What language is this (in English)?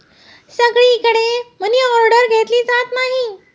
Marathi